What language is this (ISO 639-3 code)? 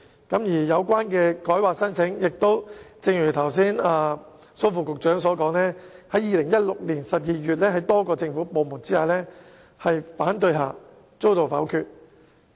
yue